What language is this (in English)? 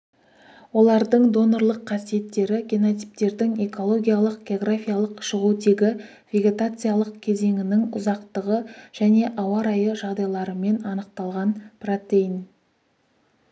Kazakh